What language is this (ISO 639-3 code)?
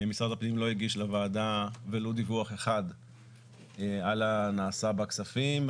heb